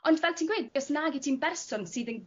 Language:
Welsh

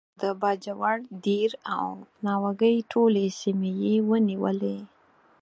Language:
Pashto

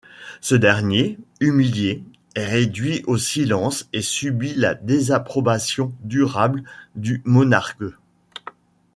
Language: French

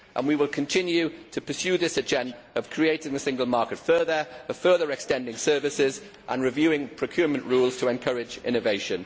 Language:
English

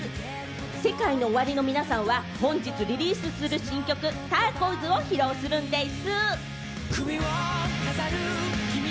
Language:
Japanese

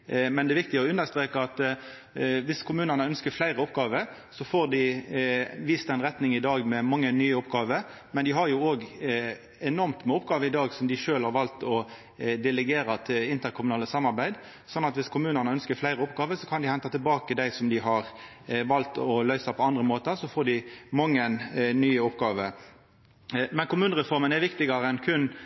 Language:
Norwegian Nynorsk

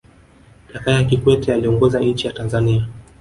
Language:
Swahili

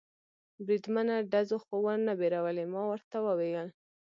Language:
Pashto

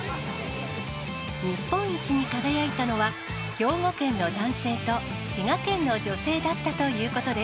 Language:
Japanese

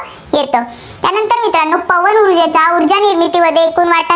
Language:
Marathi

